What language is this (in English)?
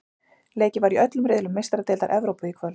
Icelandic